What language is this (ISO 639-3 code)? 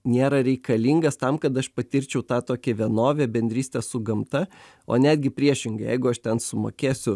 lit